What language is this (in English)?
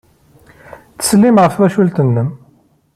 Kabyle